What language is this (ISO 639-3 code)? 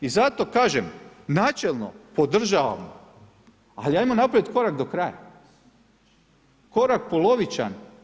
hrv